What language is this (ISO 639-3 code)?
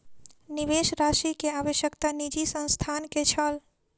mai